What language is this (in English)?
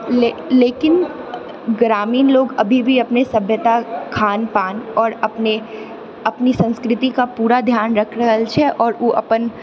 Maithili